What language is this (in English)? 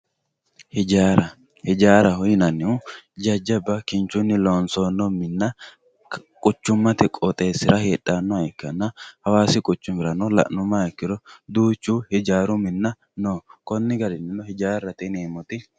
Sidamo